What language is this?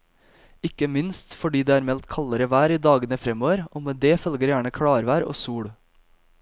Norwegian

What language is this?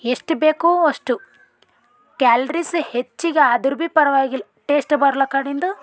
Kannada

